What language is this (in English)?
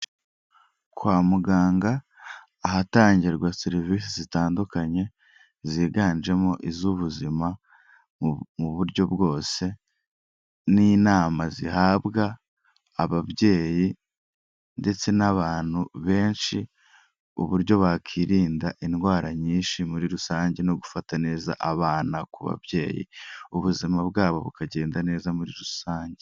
Kinyarwanda